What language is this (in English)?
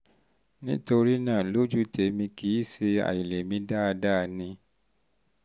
Yoruba